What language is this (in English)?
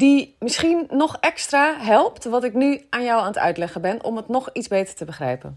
Dutch